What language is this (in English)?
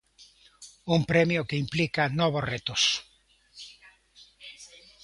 Galician